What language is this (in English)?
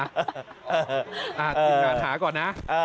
Thai